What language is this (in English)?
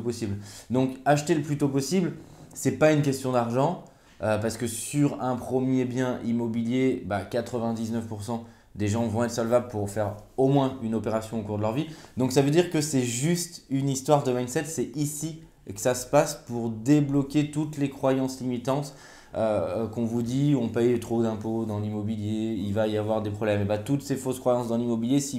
French